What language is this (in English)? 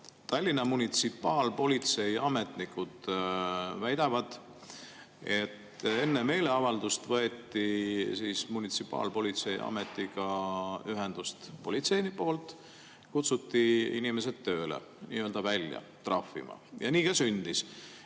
Estonian